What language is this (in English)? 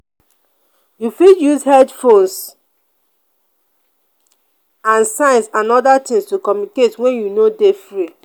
Nigerian Pidgin